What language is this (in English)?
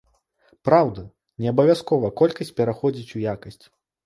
Belarusian